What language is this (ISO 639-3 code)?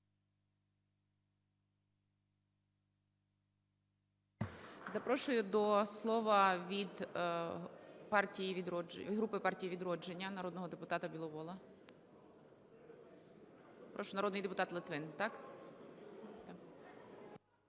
ukr